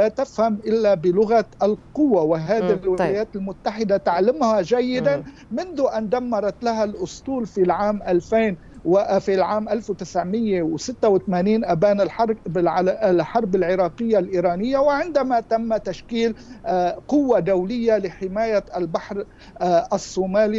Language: Arabic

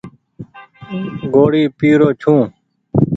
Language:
Goaria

